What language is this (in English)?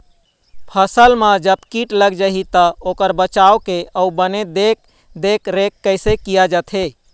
Chhattisgarhi